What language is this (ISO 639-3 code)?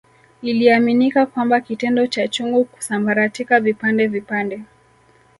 swa